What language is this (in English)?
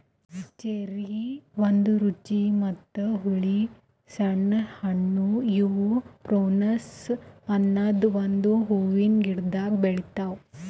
Kannada